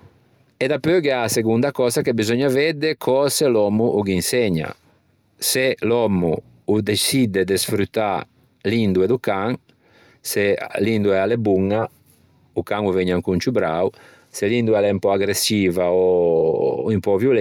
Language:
Ligurian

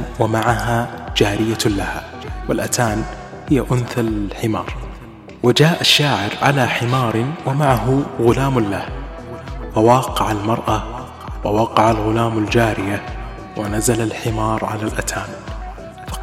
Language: Arabic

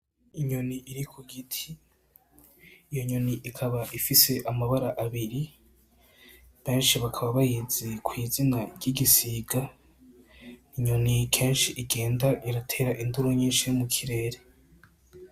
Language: Rundi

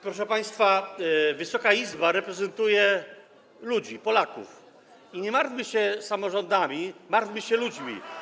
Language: Polish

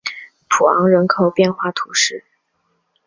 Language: Chinese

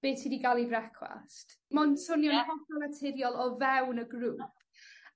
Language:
Welsh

